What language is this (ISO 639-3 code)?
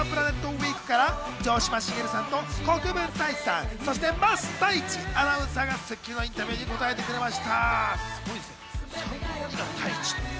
jpn